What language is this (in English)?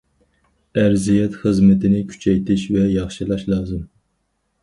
Uyghur